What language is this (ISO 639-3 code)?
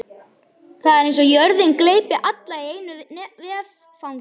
isl